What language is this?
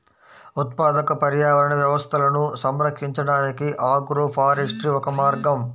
Telugu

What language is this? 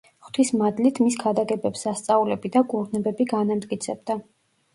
Georgian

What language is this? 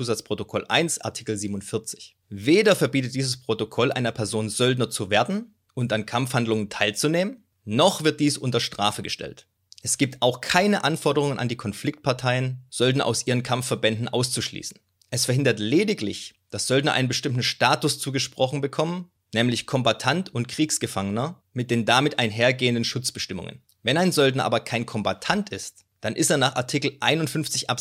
German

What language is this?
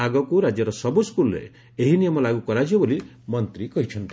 Odia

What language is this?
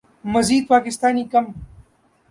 Urdu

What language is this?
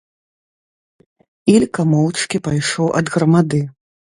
Belarusian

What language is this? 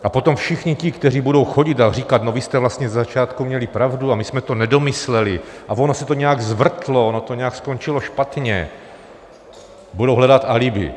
Czech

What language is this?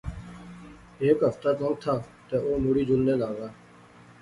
Pahari-Potwari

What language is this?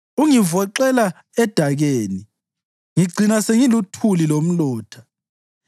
North Ndebele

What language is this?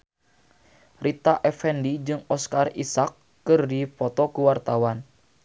Sundanese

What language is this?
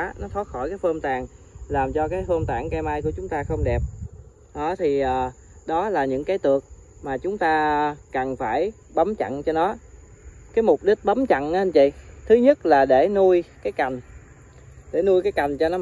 Vietnamese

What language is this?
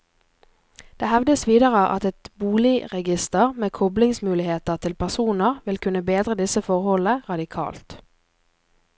Norwegian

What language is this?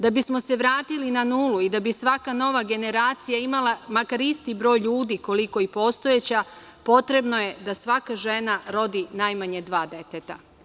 Serbian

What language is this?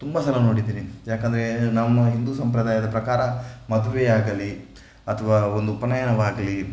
Kannada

